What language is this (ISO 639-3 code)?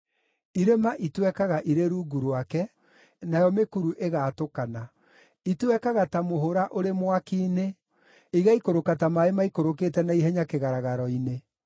kik